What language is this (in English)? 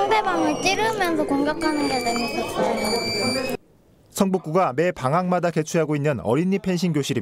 Korean